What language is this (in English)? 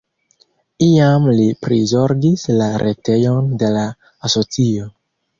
Esperanto